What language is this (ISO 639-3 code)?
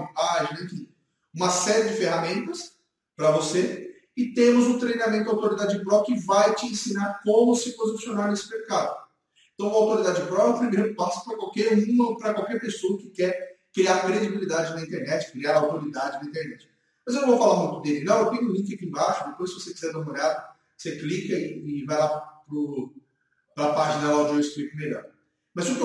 por